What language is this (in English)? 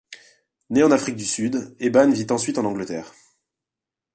French